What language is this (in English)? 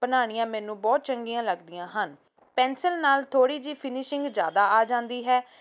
Punjabi